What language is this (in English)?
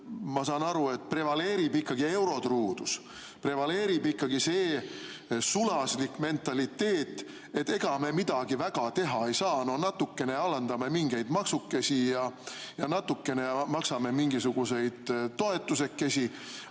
Estonian